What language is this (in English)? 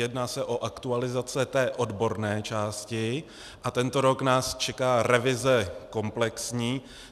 Czech